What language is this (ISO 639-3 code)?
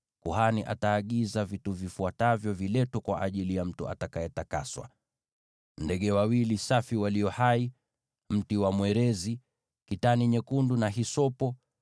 swa